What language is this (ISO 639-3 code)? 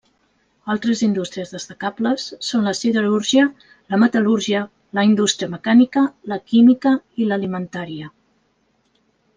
cat